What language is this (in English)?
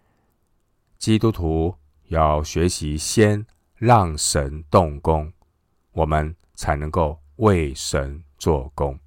Chinese